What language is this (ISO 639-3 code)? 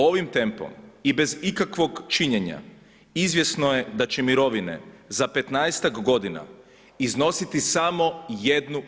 hrv